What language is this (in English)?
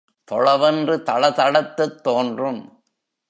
Tamil